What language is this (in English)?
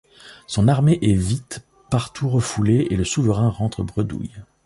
French